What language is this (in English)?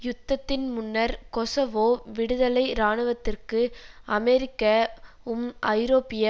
Tamil